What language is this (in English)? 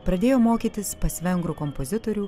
Lithuanian